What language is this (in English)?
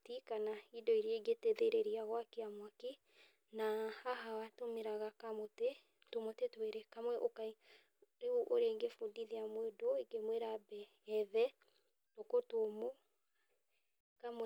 Kikuyu